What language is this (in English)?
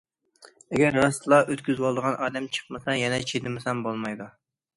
Uyghur